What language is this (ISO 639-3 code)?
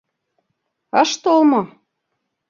chm